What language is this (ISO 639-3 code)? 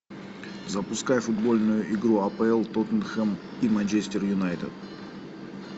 rus